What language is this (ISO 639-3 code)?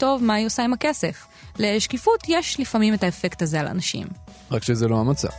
heb